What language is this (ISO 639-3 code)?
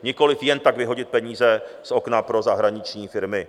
ces